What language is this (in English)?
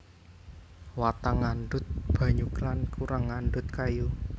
Javanese